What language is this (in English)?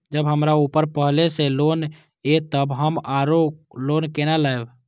Maithili